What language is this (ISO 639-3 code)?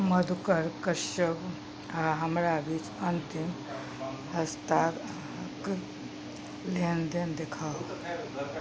mai